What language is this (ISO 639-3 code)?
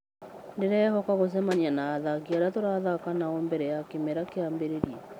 kik